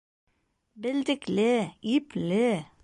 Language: Bashkir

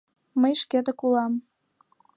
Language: Mari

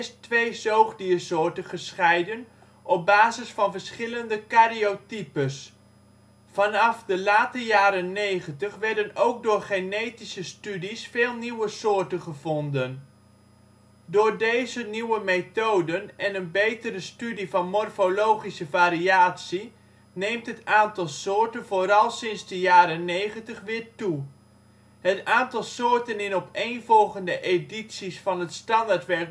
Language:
Dutch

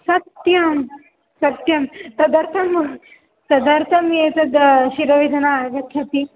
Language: Sanskrit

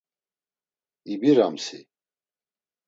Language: Laz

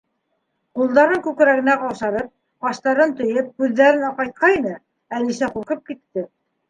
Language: Bashkir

